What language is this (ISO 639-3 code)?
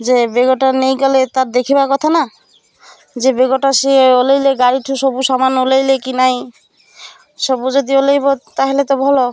ori